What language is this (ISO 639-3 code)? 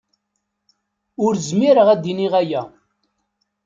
kab